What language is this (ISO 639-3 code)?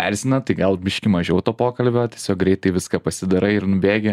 lit